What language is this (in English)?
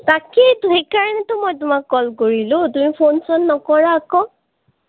Assamese